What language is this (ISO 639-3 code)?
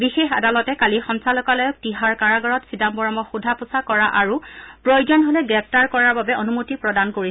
asm